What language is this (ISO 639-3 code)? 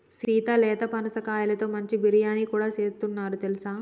tel